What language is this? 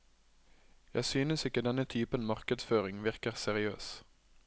Norwegian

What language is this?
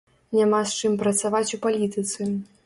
Belarusian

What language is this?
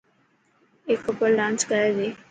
Dhatki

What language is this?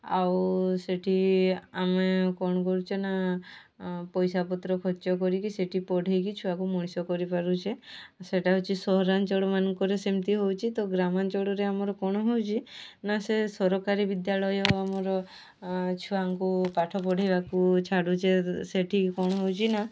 Odia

